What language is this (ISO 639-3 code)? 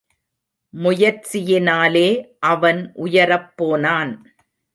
tam